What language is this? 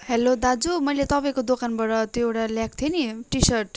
Nepali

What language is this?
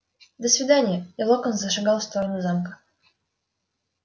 Russian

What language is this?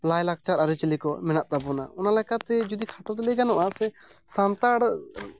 Santali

